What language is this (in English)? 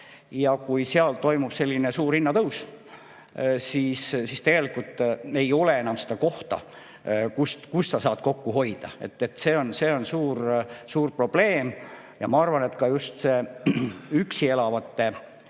Estonian